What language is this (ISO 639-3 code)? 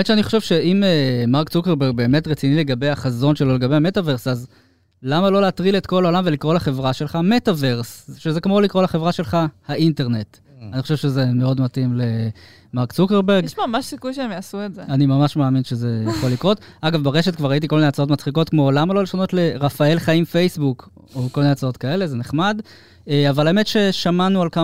heb